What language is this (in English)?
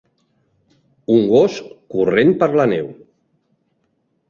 Catalan